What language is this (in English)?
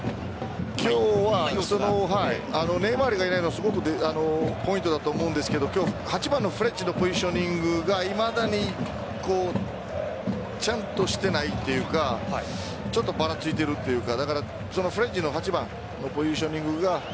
Japanese